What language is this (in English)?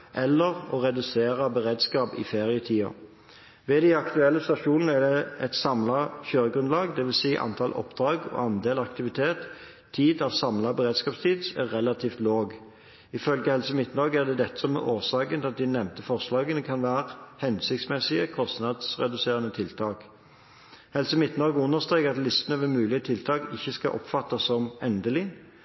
Norwegian Bokmål